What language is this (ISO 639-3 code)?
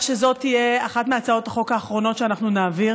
heb